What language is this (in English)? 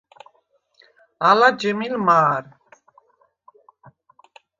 Svan